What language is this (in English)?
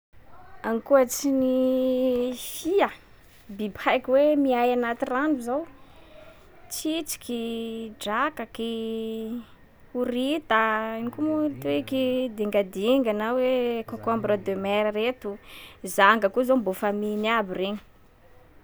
Sakalava Malagasy